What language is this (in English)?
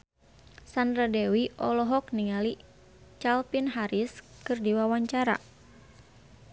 Sundanese